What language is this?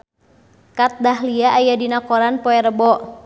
Sundanese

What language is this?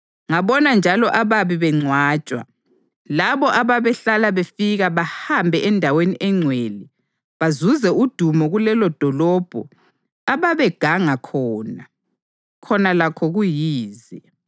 North Ndebele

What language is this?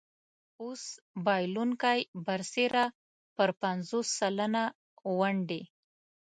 Pashto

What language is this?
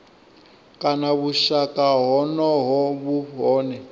Venda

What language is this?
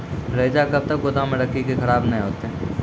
Maithili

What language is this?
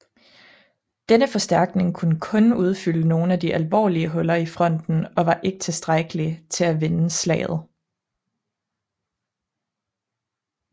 Danish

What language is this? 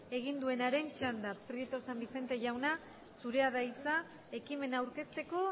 Basque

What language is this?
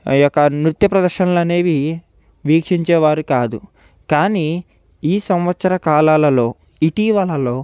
Telugu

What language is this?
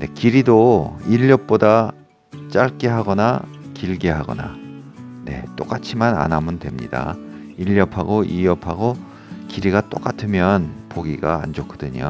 Korean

